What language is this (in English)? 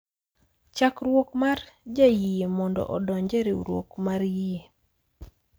Luo (Kenya and Tanzania)